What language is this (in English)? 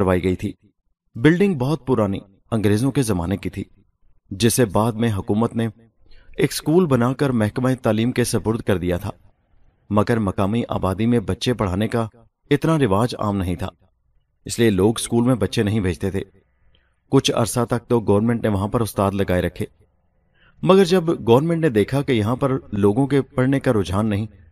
Urdu